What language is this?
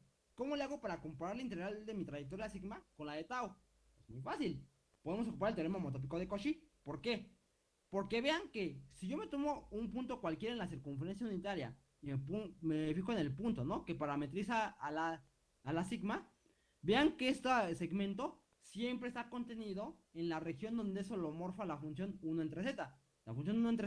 Spanish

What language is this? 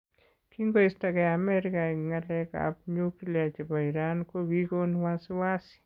Kalenjin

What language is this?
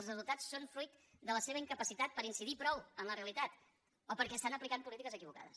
Catalan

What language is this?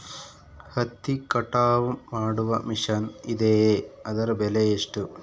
Kannada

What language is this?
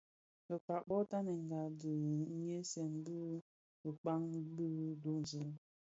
Bafia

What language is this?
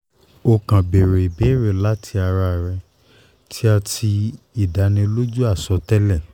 Yoruba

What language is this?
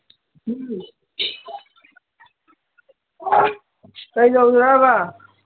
Manipuri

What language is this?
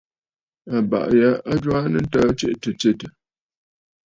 Bafut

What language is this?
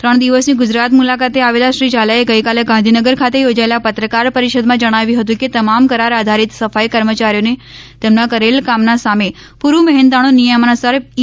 Gujarati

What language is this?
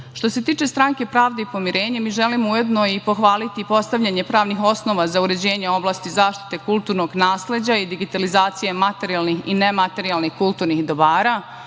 Serbian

